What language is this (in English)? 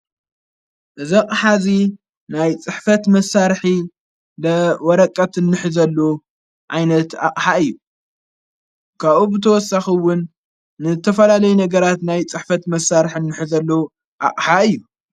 Tigrinya